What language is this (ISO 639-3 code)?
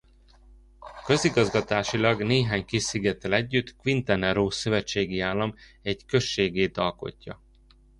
hun